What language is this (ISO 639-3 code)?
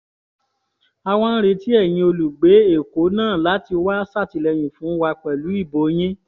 yor